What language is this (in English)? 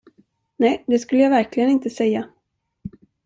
Swedish